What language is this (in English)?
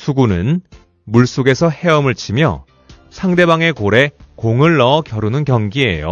Korean